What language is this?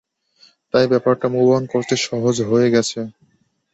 Bangla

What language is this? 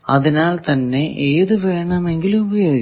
Malayalam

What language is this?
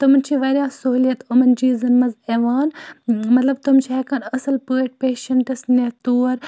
Kashmiri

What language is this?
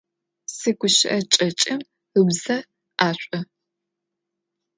Adyghe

